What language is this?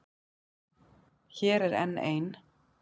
Icelandic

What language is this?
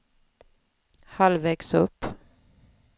Swedish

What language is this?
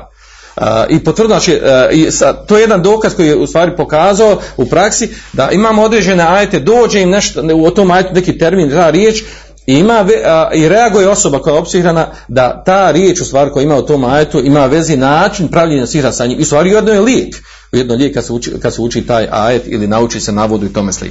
Croatian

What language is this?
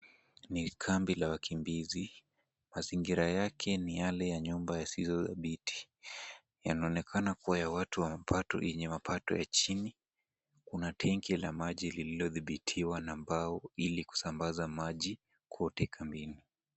Swahili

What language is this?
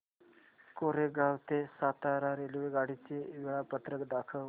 Marathi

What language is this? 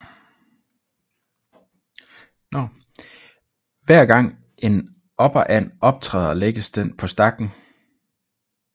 Danish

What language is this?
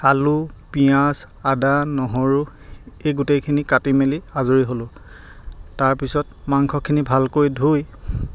Assamese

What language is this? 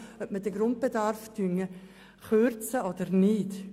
Swiss German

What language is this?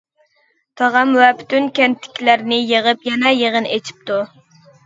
Uyghur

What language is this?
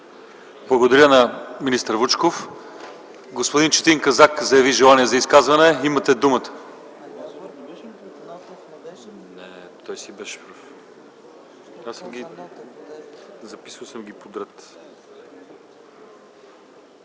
Bulgarian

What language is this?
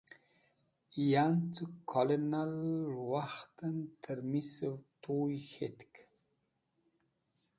Wakhi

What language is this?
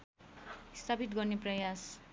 Nepali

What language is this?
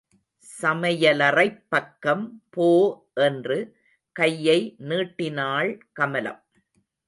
Tamil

